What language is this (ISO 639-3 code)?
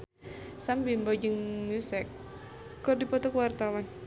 sun